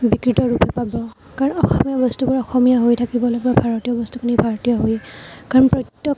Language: Assamese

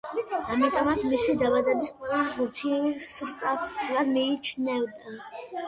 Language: Georgian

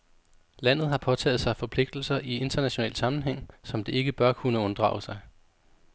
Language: Danish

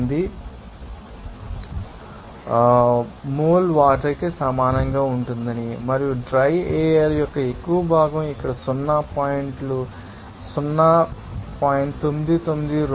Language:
Telugu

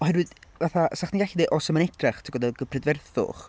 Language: Welsh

